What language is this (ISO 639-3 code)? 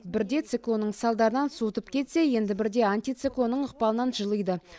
kaz